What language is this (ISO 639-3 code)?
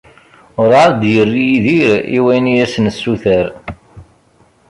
kab